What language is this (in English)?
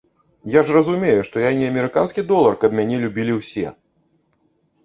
Belarusian